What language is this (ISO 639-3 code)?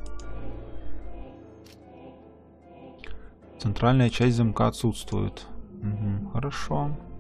rus